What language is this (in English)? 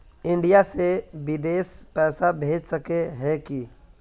Magahi